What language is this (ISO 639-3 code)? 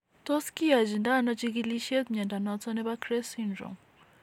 kln